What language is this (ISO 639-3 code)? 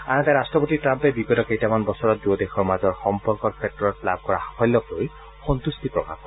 asm